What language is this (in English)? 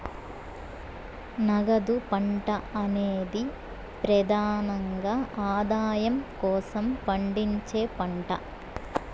Telugu